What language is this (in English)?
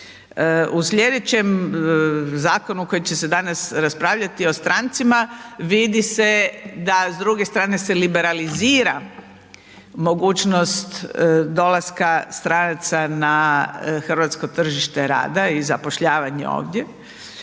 Croatian